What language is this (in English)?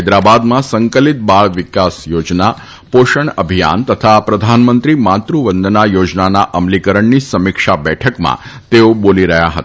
Gujarati